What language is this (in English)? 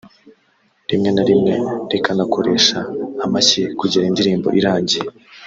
Kinyarwanda